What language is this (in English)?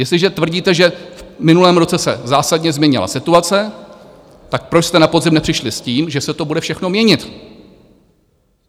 Czech